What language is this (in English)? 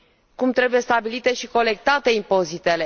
Romanian